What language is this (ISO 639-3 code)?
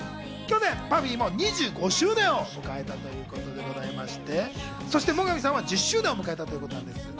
jpn